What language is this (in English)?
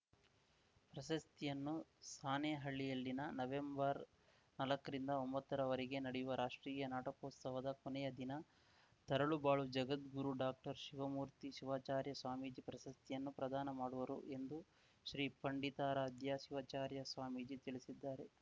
Kannada